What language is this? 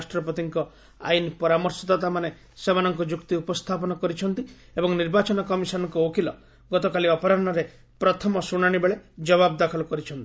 Odia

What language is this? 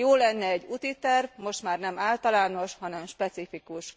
Hungarian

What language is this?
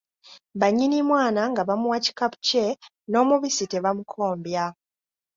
Ganda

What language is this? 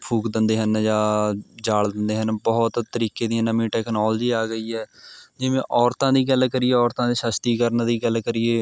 Punjabi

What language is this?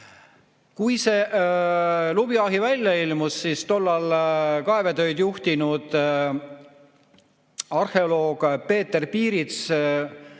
Estonian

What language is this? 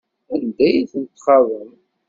Kabyle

